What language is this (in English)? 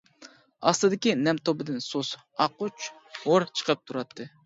Uyghur